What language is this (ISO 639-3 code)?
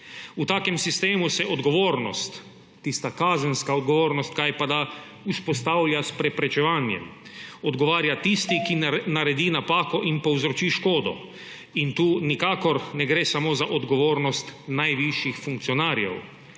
slv